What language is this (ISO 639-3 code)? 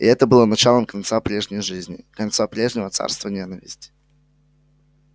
rus